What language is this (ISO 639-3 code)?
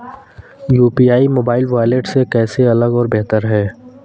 hin